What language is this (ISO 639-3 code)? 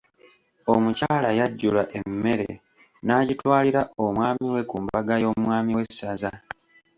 lug